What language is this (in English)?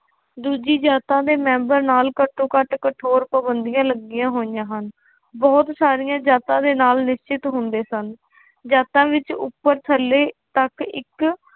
Punjabi